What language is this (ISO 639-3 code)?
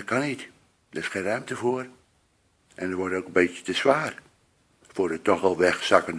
nld